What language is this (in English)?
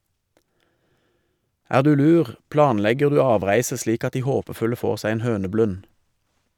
Norwegian